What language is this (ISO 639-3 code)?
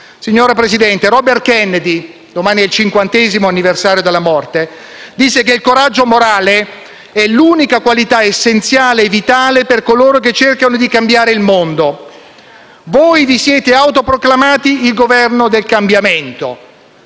ita